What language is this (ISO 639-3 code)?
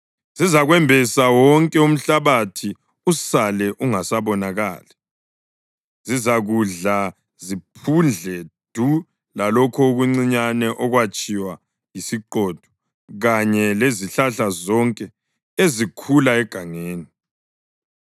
nde